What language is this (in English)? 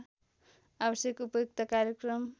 Nepali